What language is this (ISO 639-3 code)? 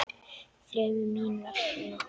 isl